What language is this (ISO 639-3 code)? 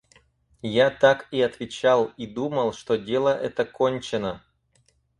rus